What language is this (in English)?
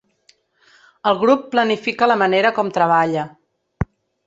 Catalan